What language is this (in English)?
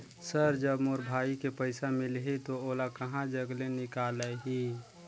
Chhattisgarhi